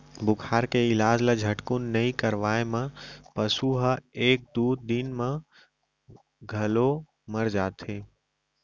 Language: Chhattisgarhi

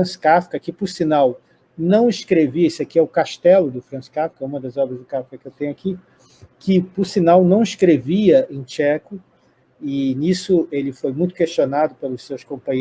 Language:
Portuguese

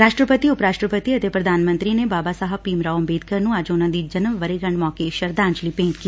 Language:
Punjabi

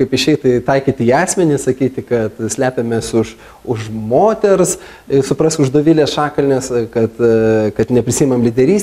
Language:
Lithuanian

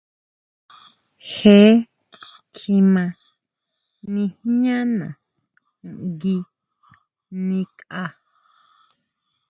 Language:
Huautla Mazatec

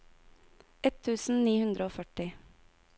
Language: Norwegian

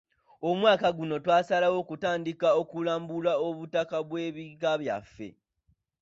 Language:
Ganda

